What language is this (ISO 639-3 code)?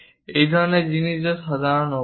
ben